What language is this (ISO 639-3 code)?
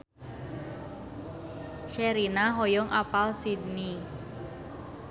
sun